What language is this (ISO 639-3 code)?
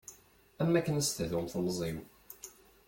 kab